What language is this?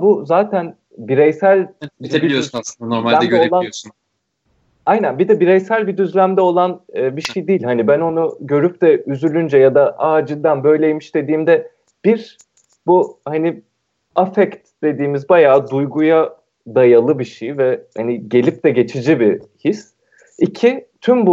Turkish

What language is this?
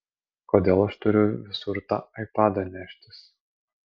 Lithuanian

